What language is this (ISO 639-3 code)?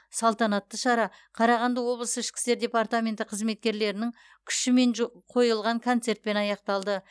kaz